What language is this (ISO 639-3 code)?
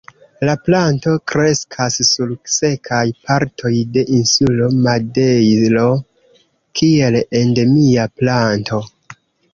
epo